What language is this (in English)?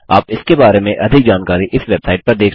Hindi